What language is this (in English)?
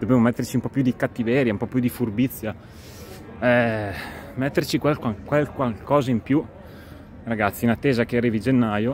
Italian